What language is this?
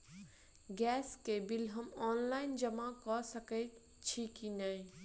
Maithili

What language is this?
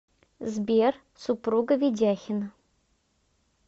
Russian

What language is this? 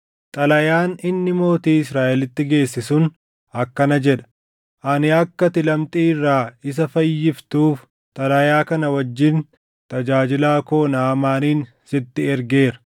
Oromo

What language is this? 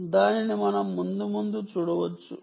Telugu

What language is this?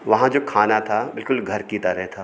Hindi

